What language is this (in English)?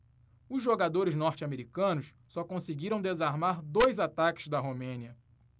Portuguese